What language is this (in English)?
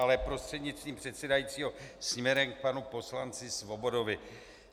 Czech